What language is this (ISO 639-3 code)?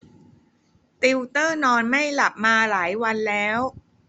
tha